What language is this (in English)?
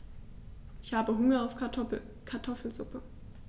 German